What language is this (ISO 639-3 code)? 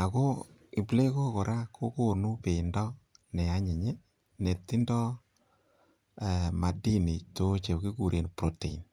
kln